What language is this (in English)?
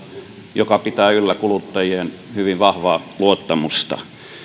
Finnish